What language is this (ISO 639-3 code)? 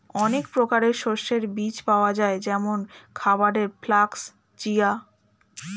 ben